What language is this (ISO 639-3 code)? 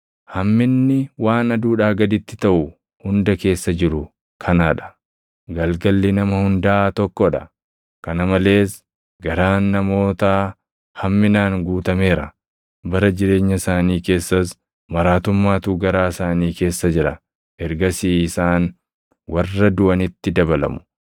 orm